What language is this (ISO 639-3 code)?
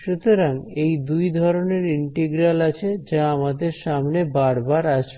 ben